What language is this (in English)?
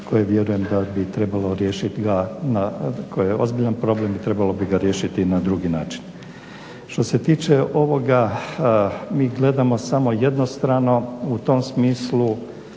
Croatian